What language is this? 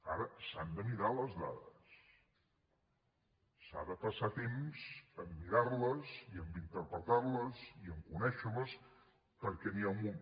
Catalan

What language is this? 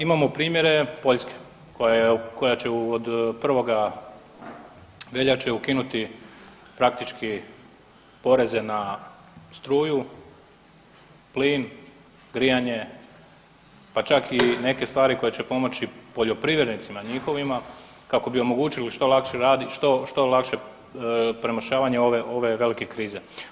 Croatian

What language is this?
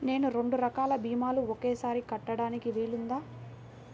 Telugu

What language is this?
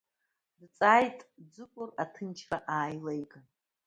Abkhazian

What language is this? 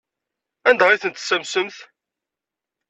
Kabyle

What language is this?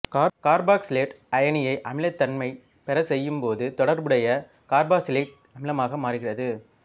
Tamil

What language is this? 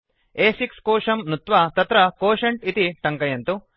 Sanskrit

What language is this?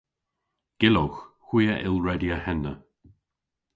Cornish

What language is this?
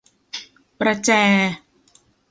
Thai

